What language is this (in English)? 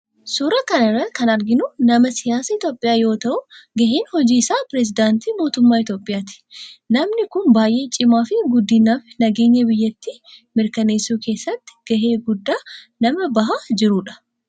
Oromo